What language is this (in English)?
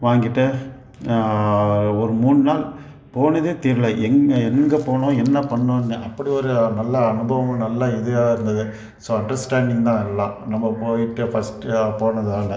Tamil